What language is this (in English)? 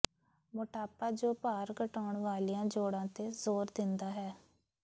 Punjabi